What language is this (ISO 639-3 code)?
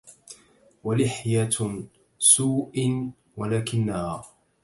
ara